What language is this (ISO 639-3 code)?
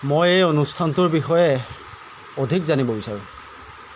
asm